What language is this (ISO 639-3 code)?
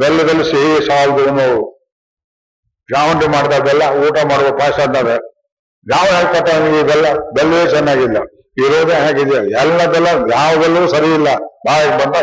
kan